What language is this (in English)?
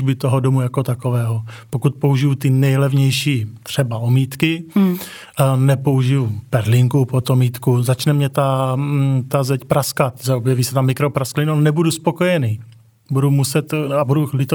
Czech